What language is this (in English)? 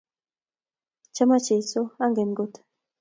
Kalenjin